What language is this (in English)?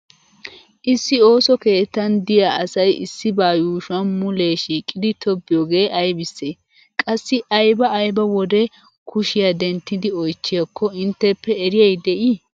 Wolaytta